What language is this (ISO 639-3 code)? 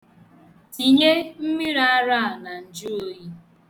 ibo